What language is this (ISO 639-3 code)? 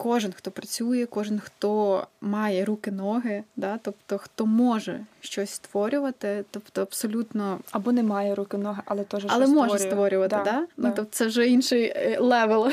ukr